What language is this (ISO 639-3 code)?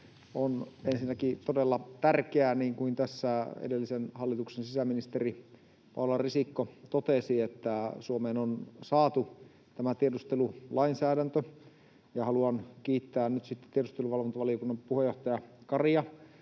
fin